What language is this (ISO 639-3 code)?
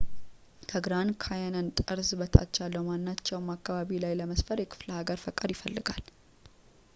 amh